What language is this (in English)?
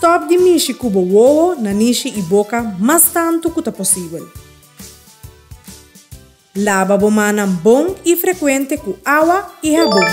Dutch